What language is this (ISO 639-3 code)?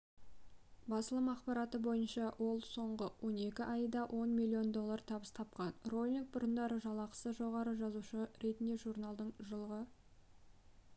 kaz